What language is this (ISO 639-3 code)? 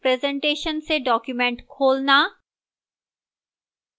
hin